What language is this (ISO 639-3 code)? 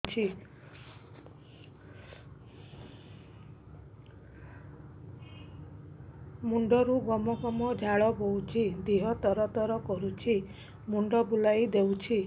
ori